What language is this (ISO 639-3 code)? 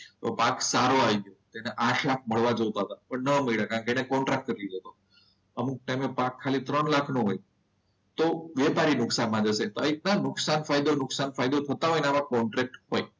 guj